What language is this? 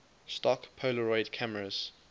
English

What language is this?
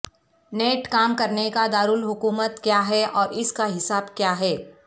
Urdu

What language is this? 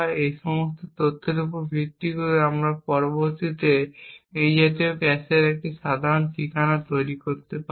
Bangla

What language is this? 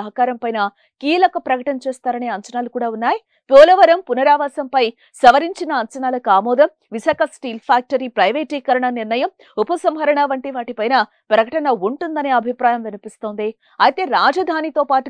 Telugu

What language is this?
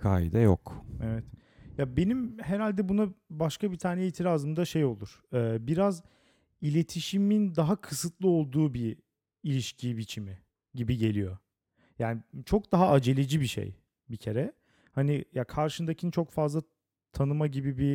Turkish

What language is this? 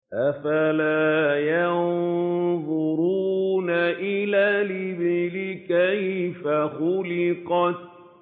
Arabic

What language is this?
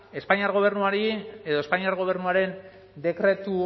Basque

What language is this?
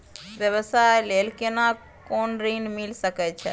Maithili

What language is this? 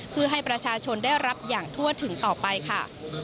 Thai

